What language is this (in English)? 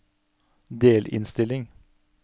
Norwegian